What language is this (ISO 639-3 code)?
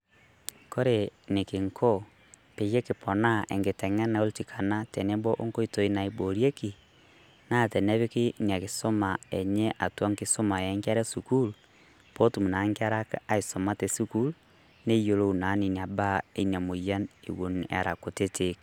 mas